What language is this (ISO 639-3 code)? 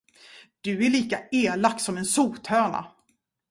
swe